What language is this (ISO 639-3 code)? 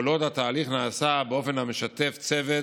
heb